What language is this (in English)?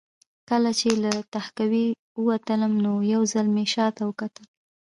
Pashto